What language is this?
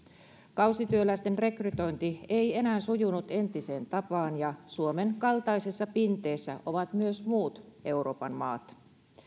Finnish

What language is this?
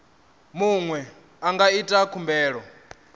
Venda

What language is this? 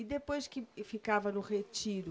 Portuguese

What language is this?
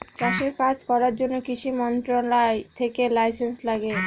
Bangla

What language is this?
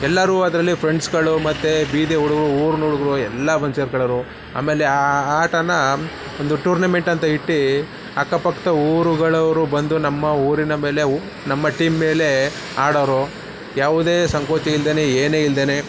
Kannada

